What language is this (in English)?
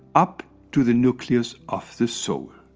English